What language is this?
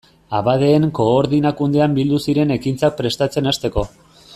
Basque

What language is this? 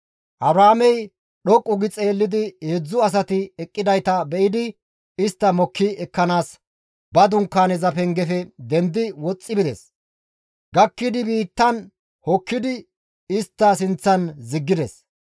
Gamo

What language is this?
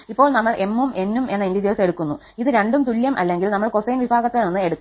Malayalam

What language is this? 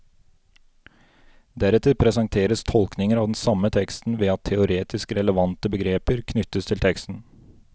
Norwegian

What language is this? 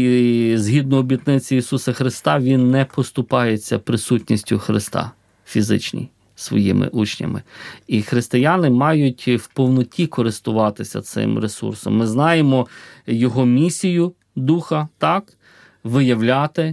Ukrainian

